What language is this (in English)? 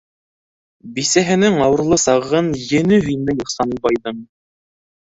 Bashkir